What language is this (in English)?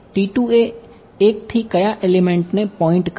Gujarati